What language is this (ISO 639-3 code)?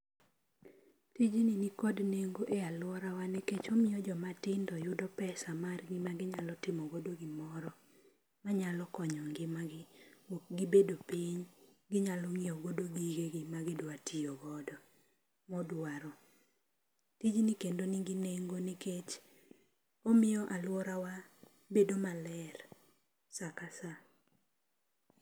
luo